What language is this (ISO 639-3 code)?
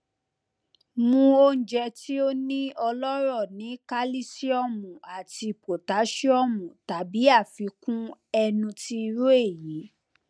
yor